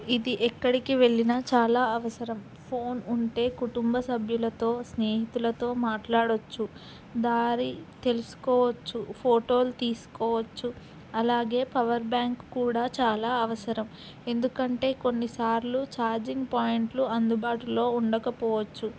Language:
Telugu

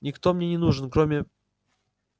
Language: Russian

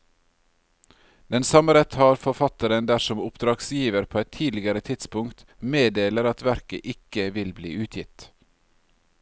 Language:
Norwegian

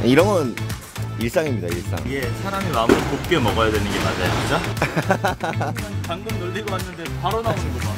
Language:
Korean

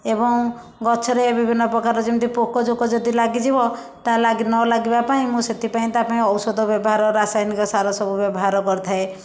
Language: Odia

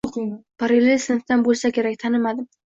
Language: Uzbek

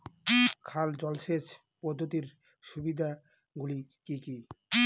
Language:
Bangla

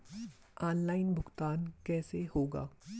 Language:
Hindi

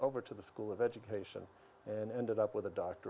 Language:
Indonesian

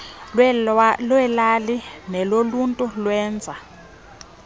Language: Xhosa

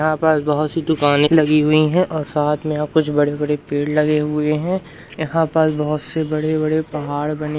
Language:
Hindi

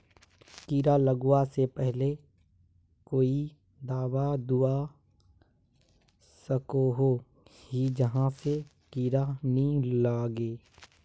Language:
Magahi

